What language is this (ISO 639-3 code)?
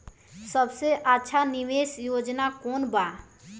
bho